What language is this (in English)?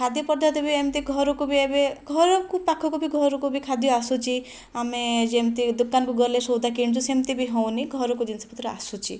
Odia